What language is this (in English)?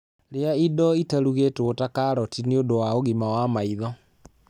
Kikuyu